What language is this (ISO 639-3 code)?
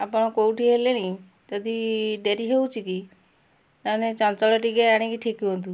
ori